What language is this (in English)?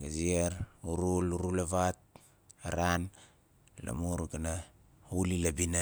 Nalik